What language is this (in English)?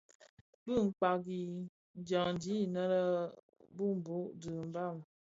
Bafia